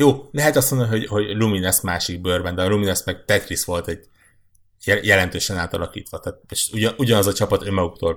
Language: Hungarian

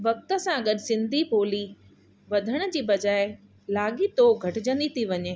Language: Sindhi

